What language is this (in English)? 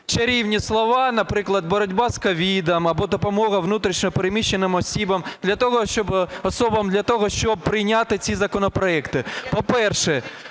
Ukrainian